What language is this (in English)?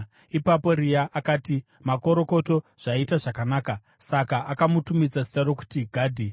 Shona